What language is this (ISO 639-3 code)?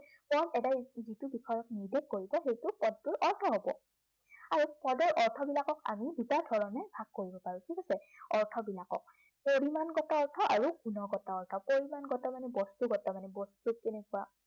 asm